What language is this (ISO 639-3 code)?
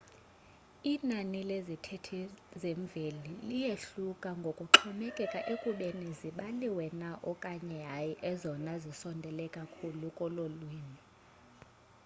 xho